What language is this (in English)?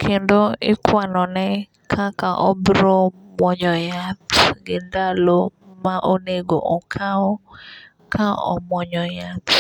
Luo (Kenya and Tanzania)